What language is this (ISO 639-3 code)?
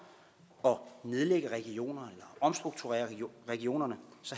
dan